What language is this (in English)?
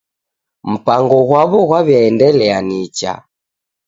Taita